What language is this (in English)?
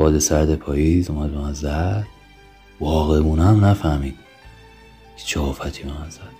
Persian